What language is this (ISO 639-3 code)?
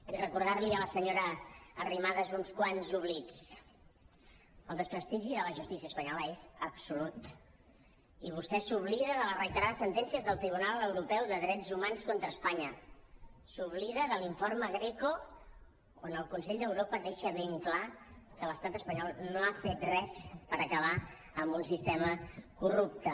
cat